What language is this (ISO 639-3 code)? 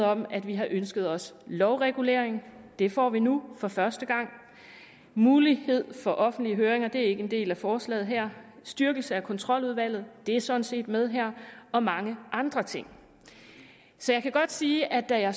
dan